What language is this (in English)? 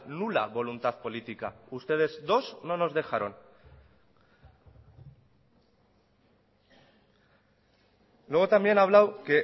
Spanish